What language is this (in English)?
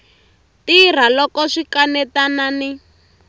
Tsonga